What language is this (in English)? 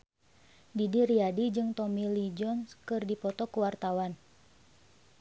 Sundanese